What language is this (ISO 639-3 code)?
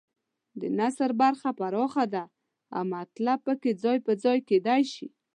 pus